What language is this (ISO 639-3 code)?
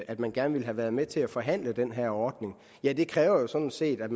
dan